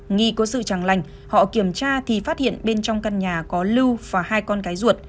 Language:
Vietnamese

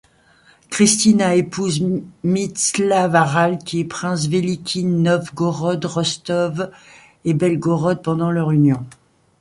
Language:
French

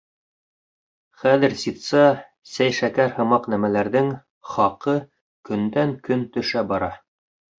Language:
Bashkir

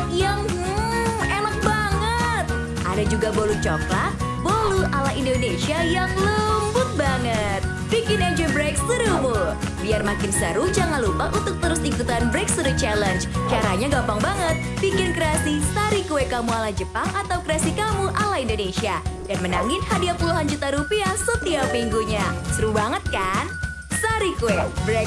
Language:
Indonesian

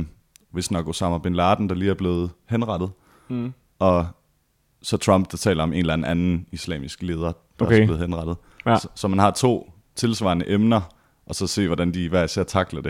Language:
Danish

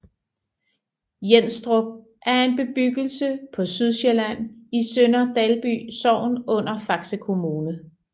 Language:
Danish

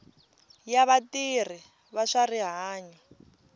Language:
Tsonga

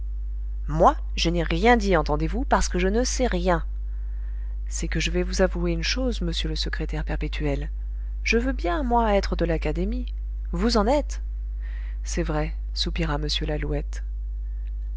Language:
French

